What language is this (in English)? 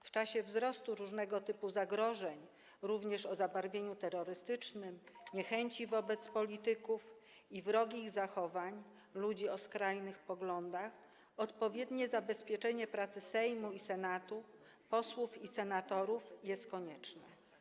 Polish